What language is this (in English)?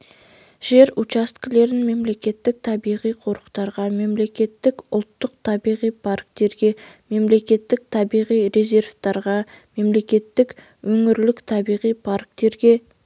Kazakh